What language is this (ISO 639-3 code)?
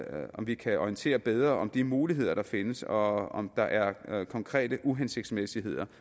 dan